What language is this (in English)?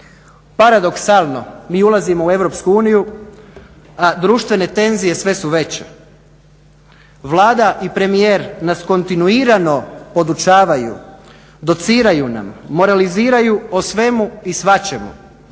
Croatian